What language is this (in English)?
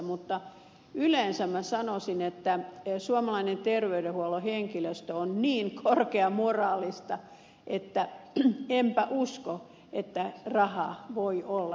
Finnish